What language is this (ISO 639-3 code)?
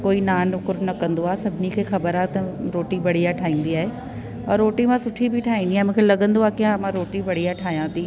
snd